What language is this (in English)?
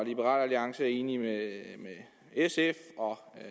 Danish